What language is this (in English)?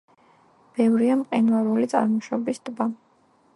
Georgian